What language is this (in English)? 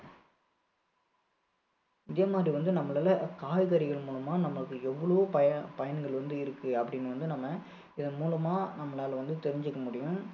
Tamil